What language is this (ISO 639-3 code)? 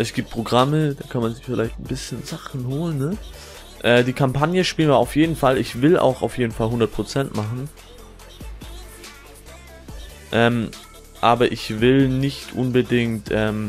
deu